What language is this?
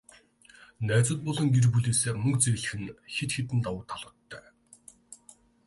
Mongolian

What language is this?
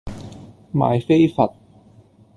Cantonese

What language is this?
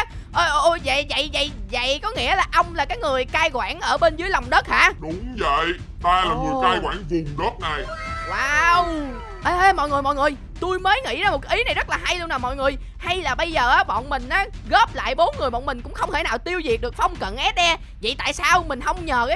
Vietnamese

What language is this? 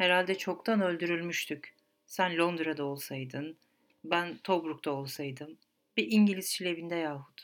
Turkish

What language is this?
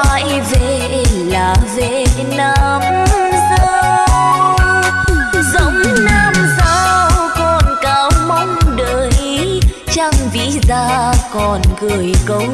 Vietnamese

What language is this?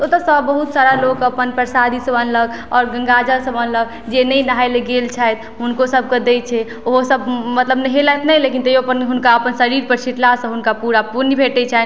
Maithili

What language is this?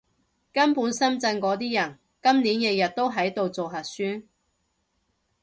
Cantonese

